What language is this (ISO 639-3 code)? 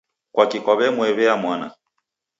dav